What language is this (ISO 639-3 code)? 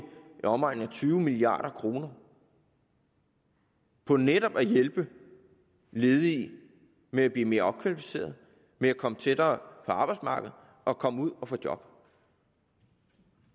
dan